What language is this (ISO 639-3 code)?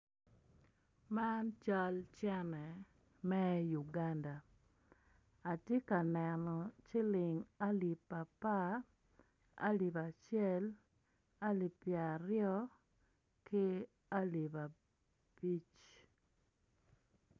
ach